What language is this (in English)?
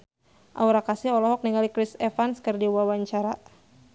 Sundanese